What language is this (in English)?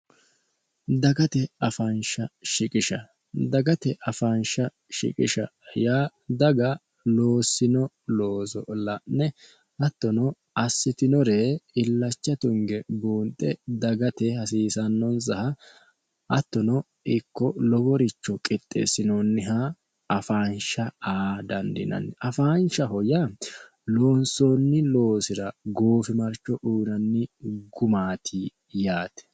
Sidamo